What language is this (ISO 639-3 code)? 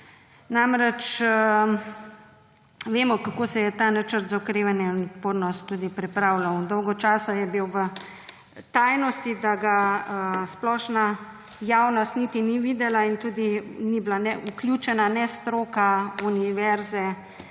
slv